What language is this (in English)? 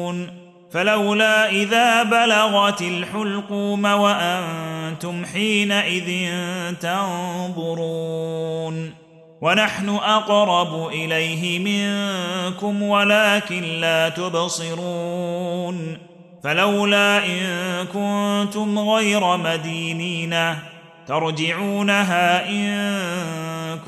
Arabic